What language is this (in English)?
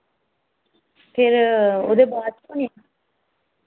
Dogri